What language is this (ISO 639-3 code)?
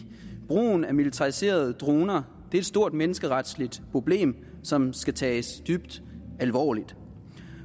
dan